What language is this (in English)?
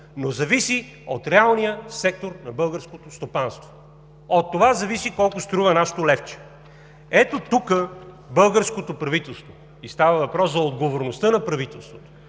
Bulgarian